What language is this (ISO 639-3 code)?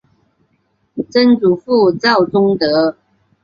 zho